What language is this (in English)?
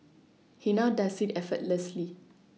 English